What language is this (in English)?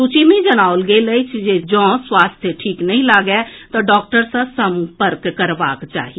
Maithili